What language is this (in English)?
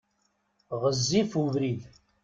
Kabyle